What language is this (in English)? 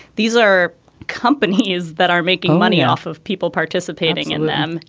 English